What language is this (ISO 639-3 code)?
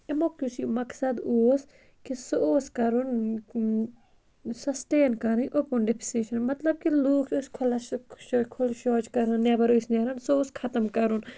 kas